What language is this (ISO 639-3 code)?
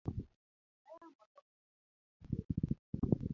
luo